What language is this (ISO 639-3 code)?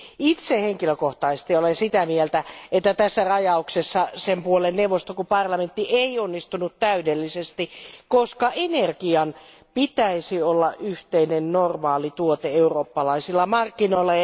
fin